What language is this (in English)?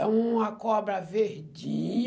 Portuguese